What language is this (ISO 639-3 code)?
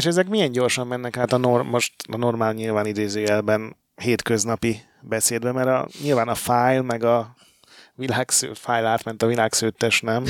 hun